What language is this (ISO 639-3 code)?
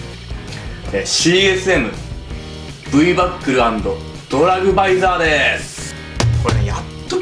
jpn